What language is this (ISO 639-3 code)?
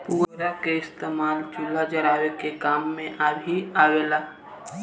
bho